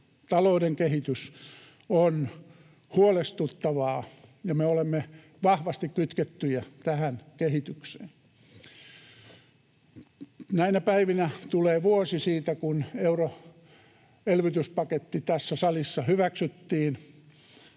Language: Finnish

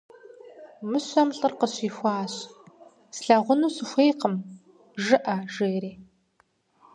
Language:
Kabardian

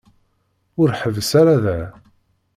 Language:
Kabyle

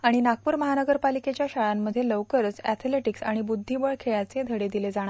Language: Marathi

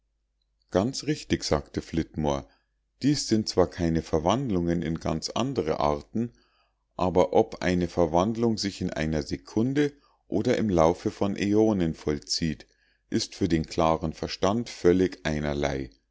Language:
German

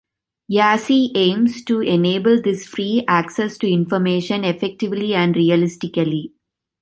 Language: English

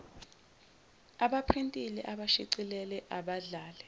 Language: Zulu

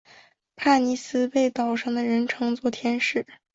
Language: Chinese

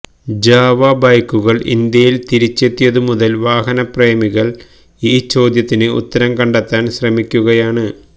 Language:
Malayalam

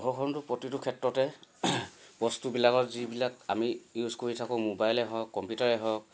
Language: Assamese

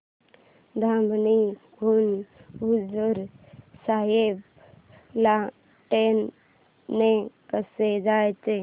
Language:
Marathi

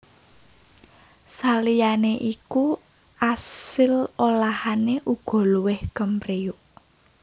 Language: Javanese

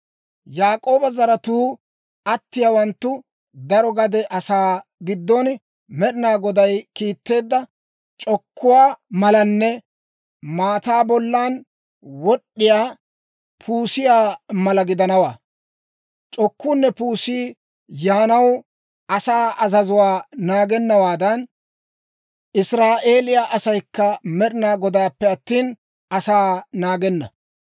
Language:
Dawro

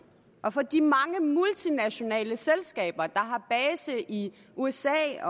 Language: Danish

